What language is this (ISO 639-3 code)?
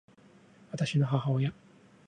jpn